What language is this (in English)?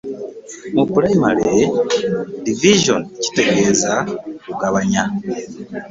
Ganda